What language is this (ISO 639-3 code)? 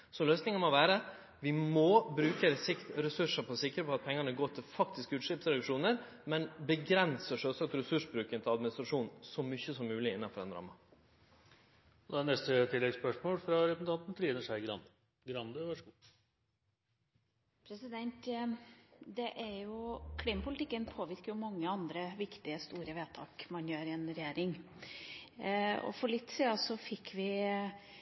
nor